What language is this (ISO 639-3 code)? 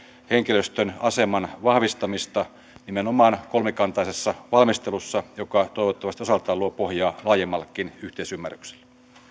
fin